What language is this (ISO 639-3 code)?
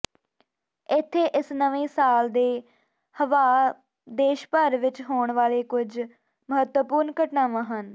pan